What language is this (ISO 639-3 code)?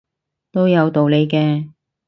yue